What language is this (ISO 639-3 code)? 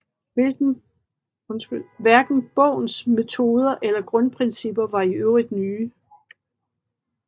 dan